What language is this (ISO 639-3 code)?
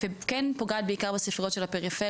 heb